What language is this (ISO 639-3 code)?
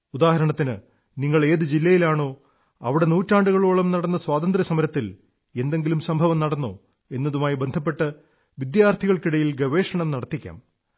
mal